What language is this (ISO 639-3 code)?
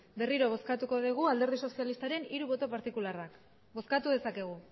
eus